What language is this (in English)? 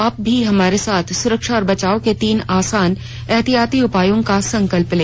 Hindi